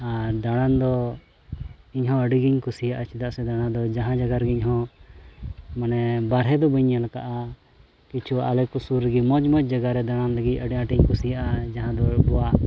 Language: Santali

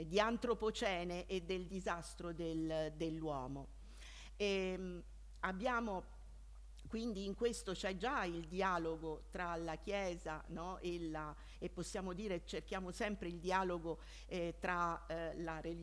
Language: Italian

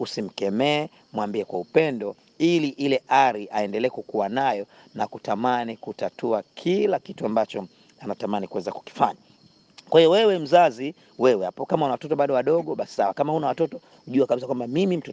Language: Swahili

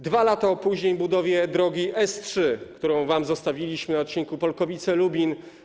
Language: Polish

